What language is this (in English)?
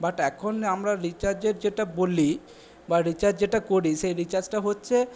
Bangla